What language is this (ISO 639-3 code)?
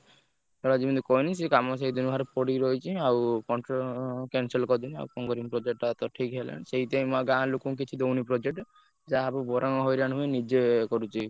ori